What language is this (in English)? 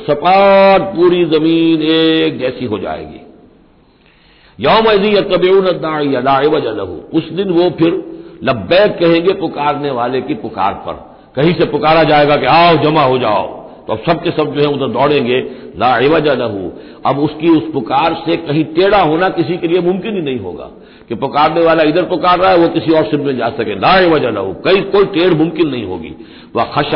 Hindi